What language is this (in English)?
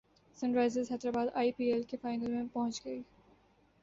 Urdu